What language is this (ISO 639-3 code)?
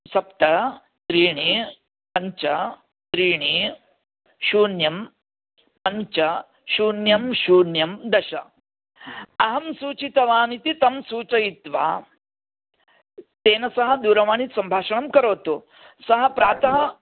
san